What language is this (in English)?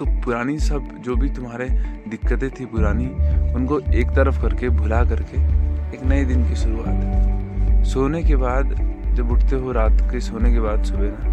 Hindi